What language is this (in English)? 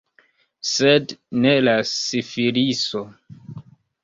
Esperanto